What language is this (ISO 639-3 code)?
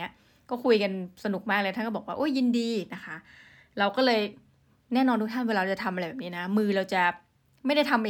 tha